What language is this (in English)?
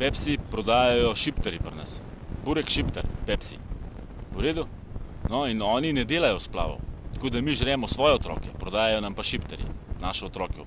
Slovenian